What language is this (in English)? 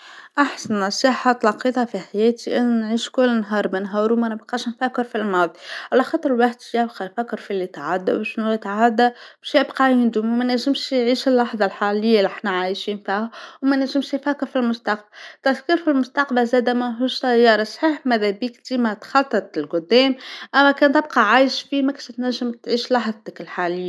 Tunisian Arabic